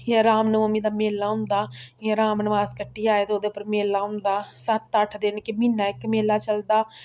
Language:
Dogri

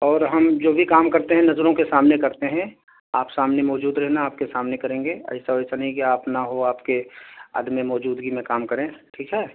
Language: Urdu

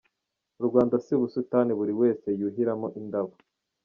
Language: Kinyarwanda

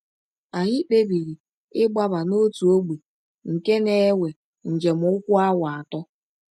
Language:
Igbo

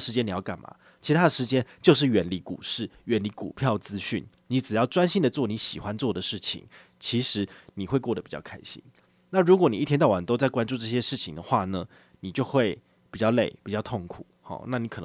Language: Chinese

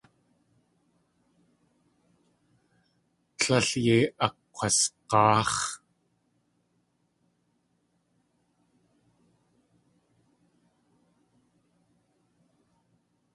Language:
Tlingit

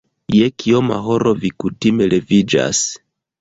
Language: Esperanto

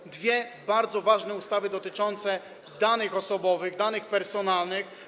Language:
Polish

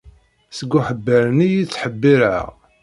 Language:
Kabyle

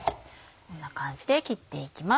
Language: Japanese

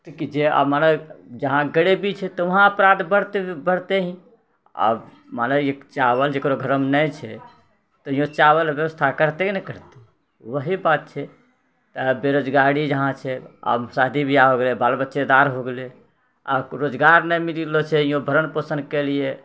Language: Maithili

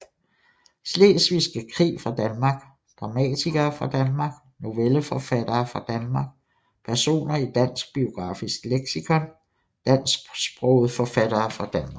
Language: Danish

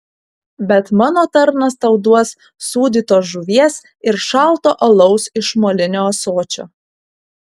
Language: Lithuanian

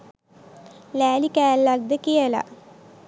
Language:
Sinhala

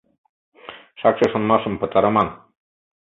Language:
Mari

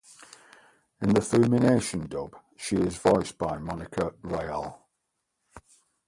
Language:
English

